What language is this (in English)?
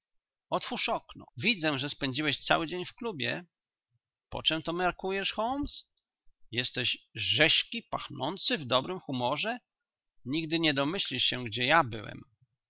Polish